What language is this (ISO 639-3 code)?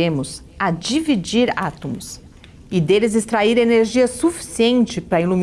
por